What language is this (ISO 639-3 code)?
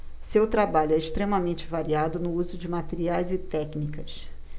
por